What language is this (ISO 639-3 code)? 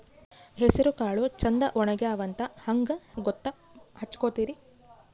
kan